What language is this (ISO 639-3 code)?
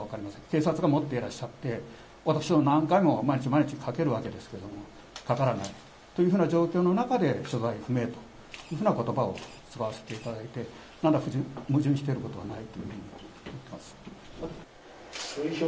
jpn